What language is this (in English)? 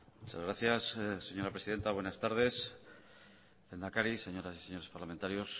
Spanish